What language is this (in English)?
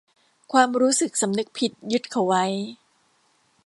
Thai